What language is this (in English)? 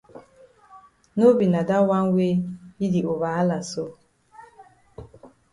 Cameroon Pidgin